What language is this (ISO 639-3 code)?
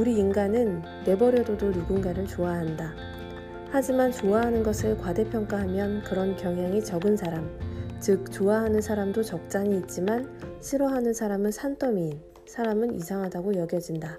kor